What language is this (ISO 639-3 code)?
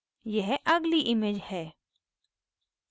hin